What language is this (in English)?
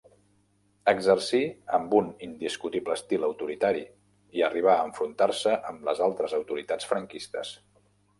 Catalan